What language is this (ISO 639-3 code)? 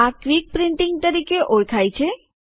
guj